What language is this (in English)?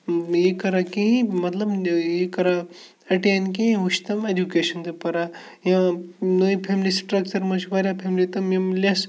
Kashmiri